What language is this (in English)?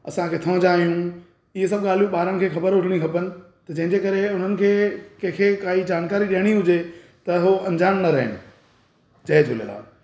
Sindhi